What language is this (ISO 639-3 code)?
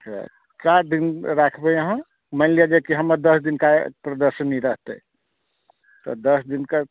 mai